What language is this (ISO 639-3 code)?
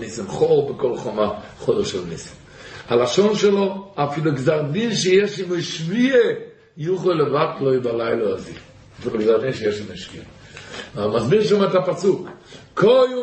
heb